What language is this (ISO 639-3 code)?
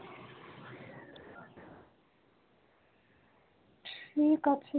ben